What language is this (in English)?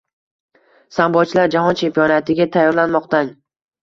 Uzbek